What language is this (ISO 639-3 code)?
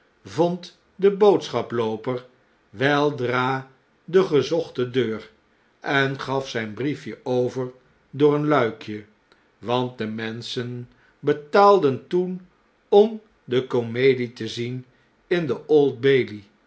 nld